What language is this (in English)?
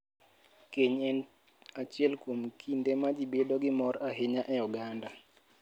Luo (Kenya and Tanzania)